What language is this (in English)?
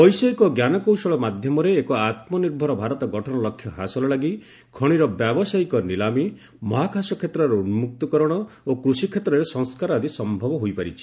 Odia